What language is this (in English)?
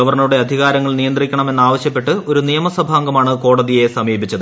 Malayalam